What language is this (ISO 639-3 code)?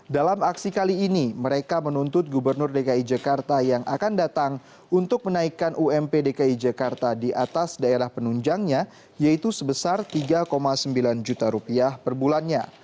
ind